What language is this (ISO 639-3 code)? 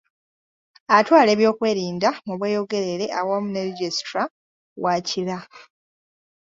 lug